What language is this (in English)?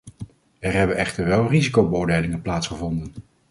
Dutch